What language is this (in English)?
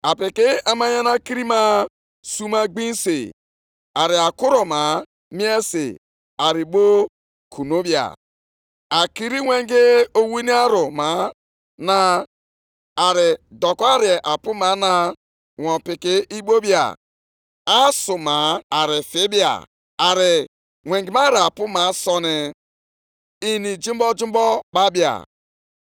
Igbo